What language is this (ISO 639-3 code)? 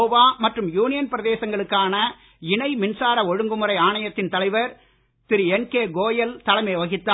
tam